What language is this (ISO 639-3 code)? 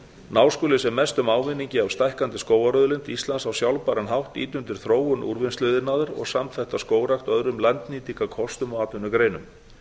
isl